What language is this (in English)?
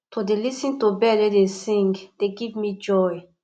Nigerian Pidgin